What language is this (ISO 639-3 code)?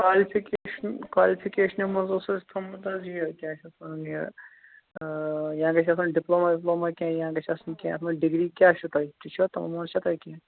kas